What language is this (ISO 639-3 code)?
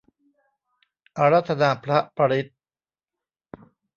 tha